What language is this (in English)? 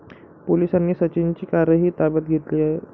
Marathi